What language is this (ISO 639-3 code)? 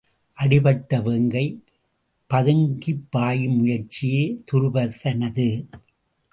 tam